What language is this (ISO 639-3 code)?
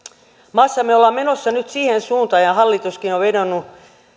fin